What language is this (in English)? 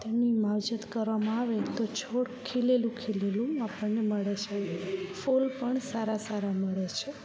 Gujarati